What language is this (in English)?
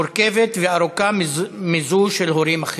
Hebrew